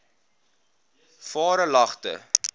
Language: Afrikaans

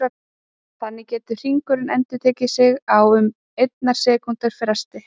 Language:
Icelandic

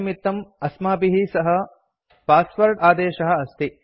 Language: Sanskrit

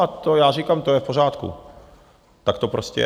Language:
Czech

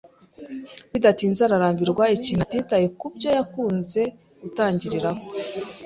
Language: Kinyarwanda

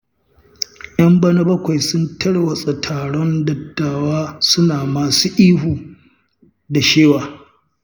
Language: Hausa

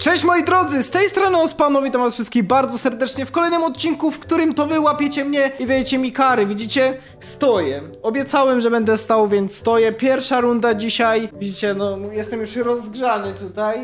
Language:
Polish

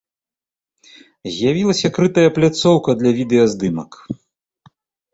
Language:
Belarusian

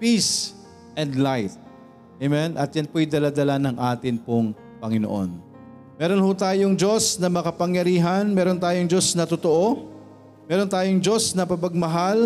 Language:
Filipino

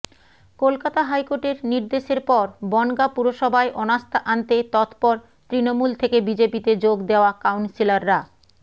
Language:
Bangla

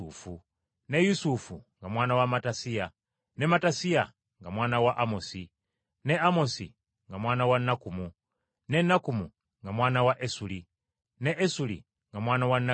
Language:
Ganda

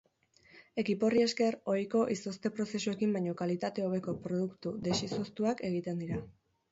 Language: Basque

